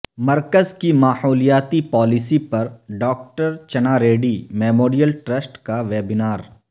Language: Urdu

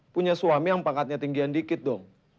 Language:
Indonesian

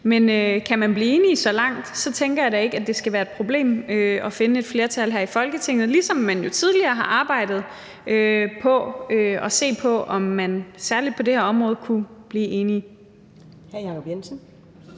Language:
Danish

